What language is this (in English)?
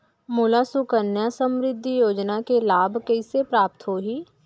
Chhattisgarhi